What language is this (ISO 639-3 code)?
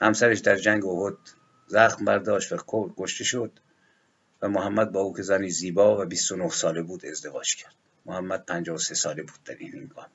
fas